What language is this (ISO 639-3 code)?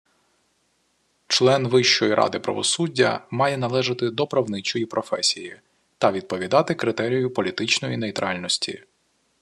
ukr